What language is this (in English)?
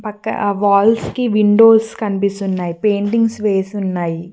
Telugu